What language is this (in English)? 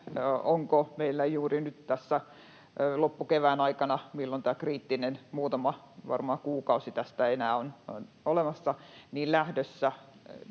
Finnish